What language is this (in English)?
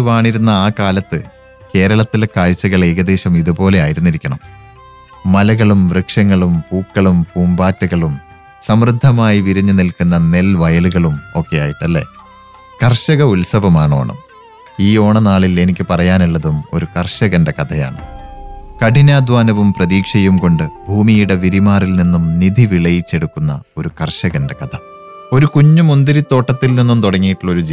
Malayalam